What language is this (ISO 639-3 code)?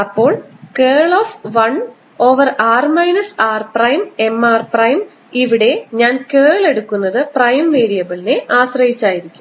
mal